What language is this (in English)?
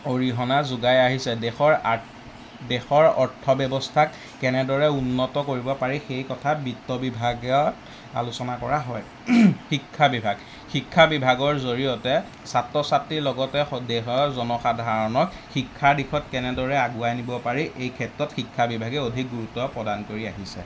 Assamese